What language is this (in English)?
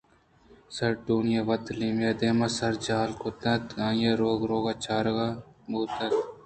Eastern Balochi